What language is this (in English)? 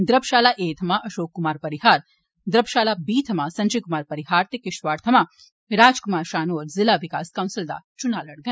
Dogri